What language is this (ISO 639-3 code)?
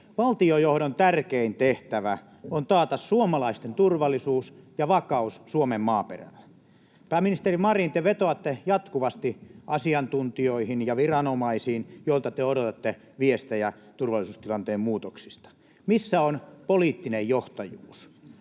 fin